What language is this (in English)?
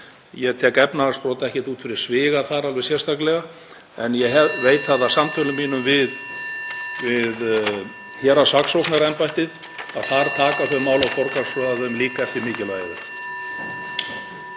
Icelandic